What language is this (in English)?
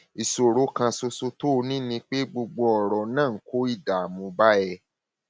Yoruba